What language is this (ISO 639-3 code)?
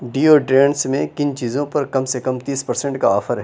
urd